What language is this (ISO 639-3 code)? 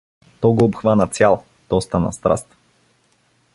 bul